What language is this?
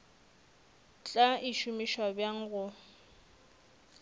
Northern Sotho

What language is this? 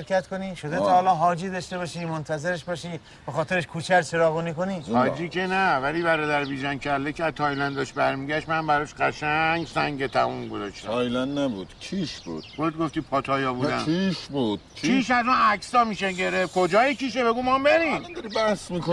Persian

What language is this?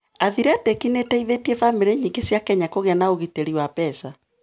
Kikuyu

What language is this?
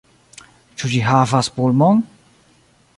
Esperanto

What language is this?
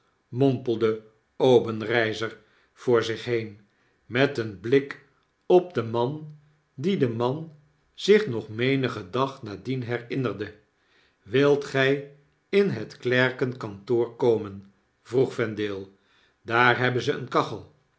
Dutch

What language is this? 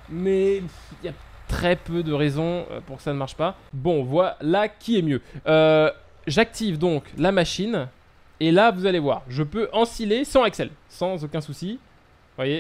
French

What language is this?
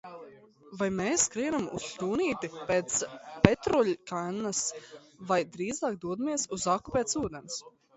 Latvian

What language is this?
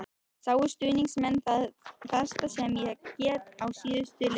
Icelandic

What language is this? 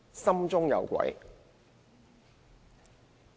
Cantonese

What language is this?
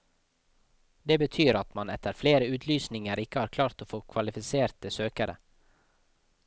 Norwegian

